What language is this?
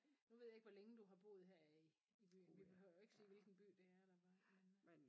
Danish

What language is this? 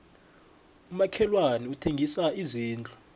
South Ndebele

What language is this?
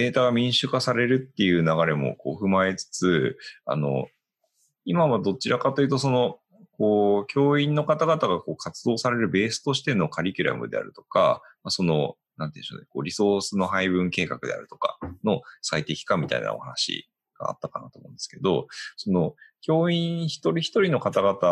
Japanese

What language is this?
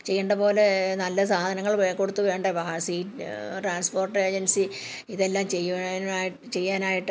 Malayalam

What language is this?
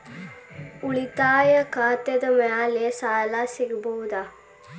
Kannada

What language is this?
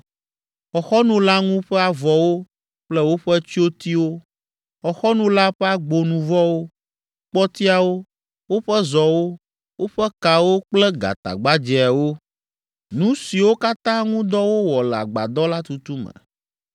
Ewe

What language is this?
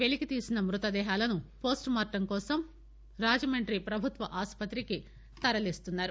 Telugu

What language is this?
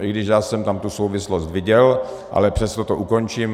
Czech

